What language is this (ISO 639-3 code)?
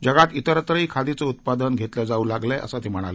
mar